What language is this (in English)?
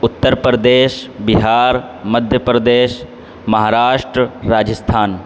Urdu